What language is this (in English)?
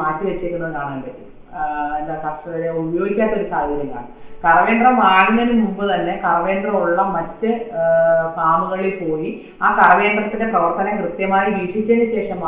Malayalam